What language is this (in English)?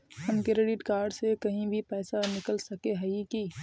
Magahi